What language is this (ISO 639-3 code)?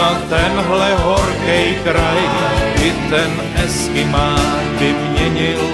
ces